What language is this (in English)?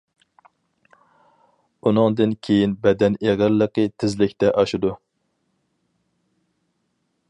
Uyghur